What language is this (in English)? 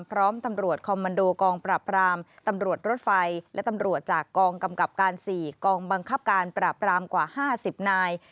Thai